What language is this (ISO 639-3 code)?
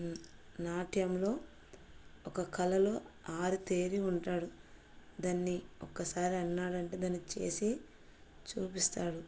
tel